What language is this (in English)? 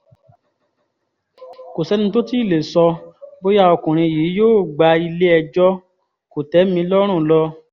Yoruba